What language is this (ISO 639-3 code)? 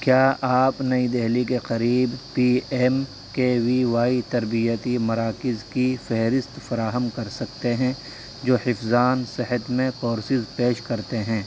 urd